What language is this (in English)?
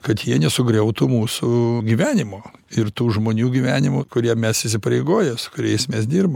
Lithuanian